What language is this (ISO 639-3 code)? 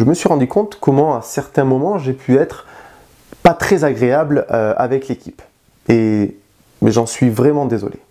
fra